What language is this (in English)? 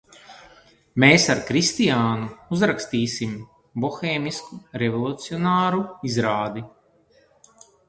Latvian